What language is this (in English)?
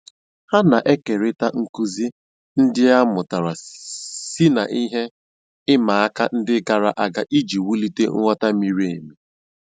Igbo